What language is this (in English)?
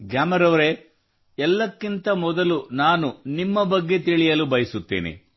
Kannada